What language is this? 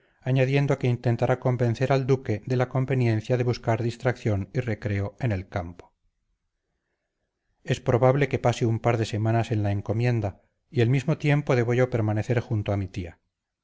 Spanish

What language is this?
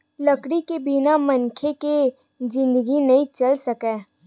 Chhattisgarhi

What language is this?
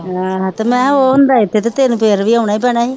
Punjabi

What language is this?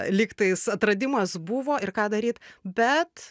Lithuanian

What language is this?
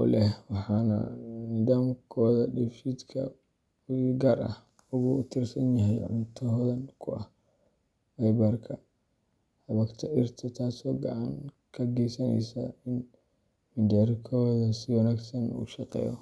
Somali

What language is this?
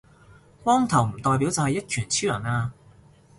Cantonese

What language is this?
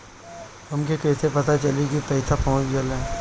Bhojpuri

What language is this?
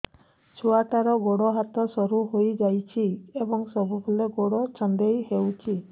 Odia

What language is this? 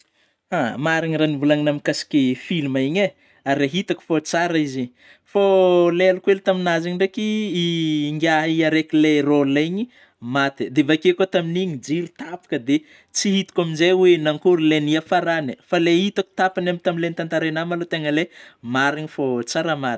Northern Betsimisaraka Malagasy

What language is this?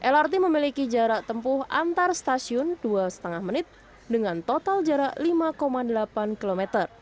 Indonesian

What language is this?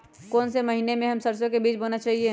Magahi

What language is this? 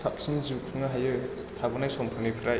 Bodo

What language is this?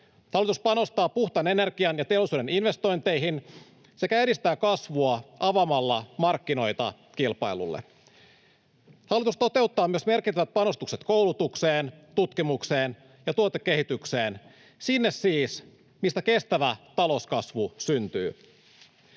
Finnish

